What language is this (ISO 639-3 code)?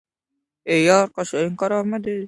uzb